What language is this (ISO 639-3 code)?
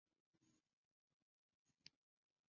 zho